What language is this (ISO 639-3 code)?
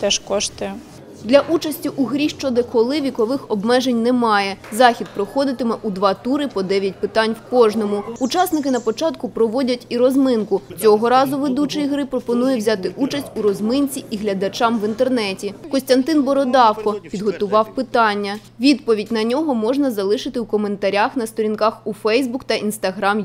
ukr